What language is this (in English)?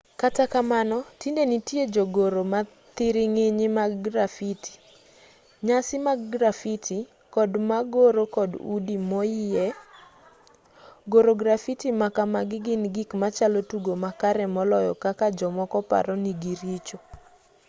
Luo (Kenya and Tanzania)